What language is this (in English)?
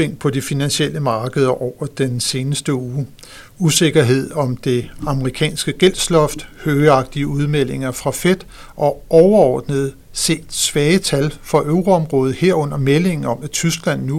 Danish